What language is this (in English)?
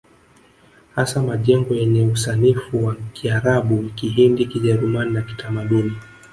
Swahili